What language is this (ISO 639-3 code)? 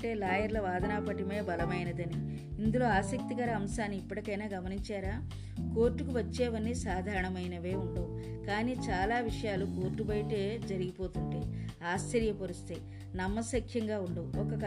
tel